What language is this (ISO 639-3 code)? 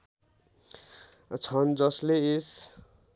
nep